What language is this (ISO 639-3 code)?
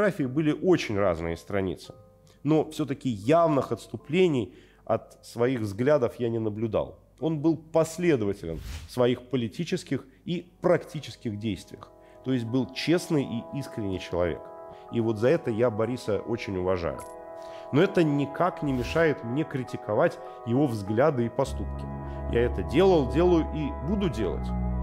rus